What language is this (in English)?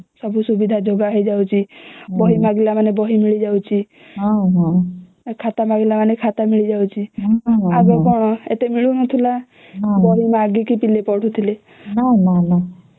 Odia